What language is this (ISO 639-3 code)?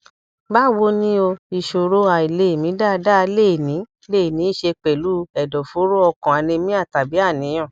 yor